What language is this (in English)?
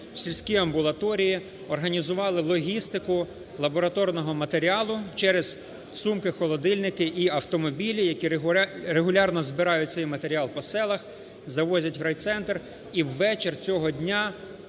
Ukrainian